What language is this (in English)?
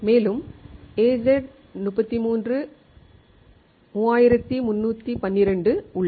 Tamil